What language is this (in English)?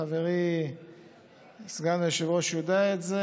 Hebrew